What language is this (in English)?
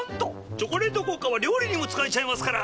Japanese